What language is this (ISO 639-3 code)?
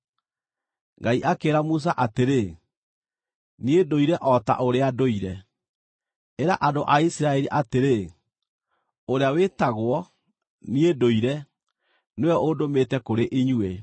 kik